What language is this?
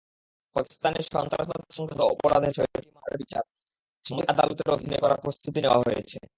Bangla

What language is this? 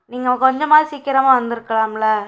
Tamil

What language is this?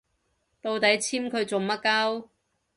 Cantonese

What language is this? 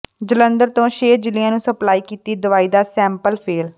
Punjabi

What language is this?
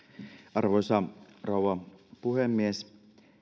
Finnish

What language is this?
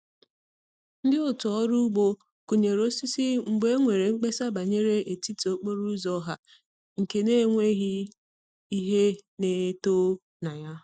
Igbo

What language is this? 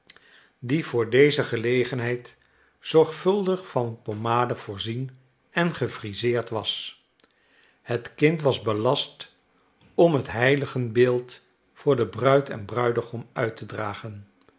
Dutch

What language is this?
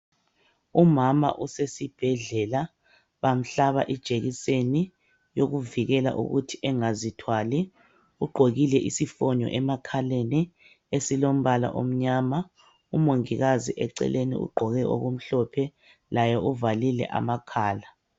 North Ndebele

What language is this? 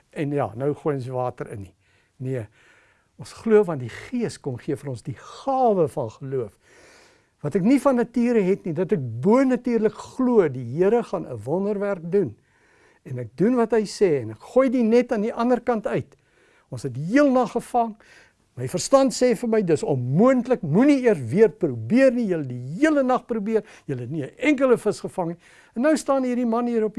Dutch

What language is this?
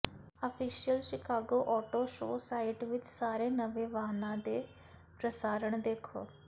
Punjabi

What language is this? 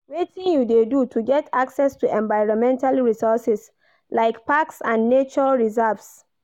Nigerian Pidgin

